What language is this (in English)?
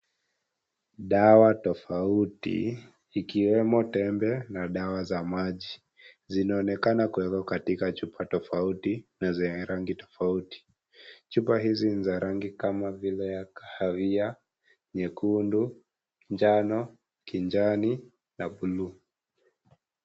Swahili